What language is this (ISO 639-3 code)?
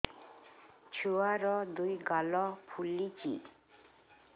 ori